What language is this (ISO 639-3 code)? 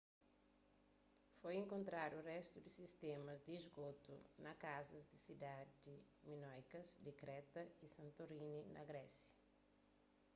kea